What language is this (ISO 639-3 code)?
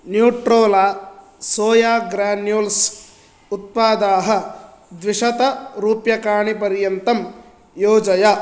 san